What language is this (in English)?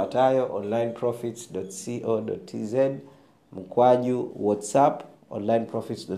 Swahili